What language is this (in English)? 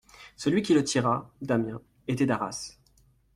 French